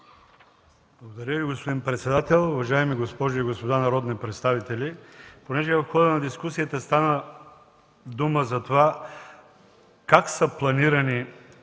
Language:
Bulgarian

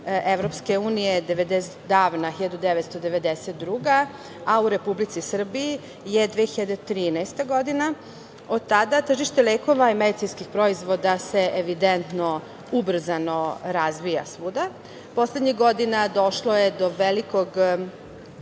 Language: Serbian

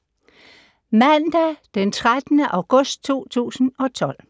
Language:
Danish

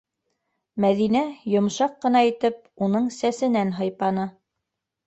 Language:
Bashkir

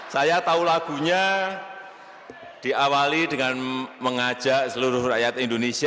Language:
Indonesian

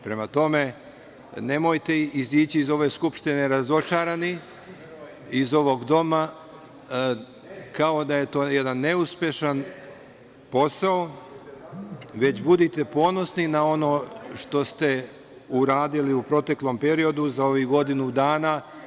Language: Serbian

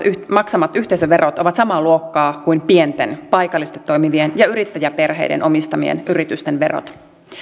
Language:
Finnish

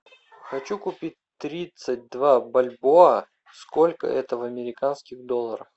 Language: Russian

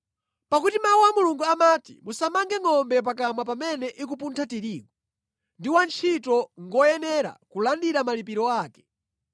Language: Nyanja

